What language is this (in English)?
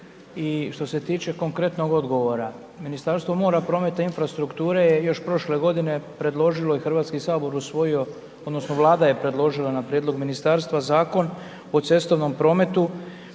Croatian